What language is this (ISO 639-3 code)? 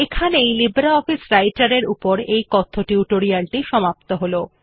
ben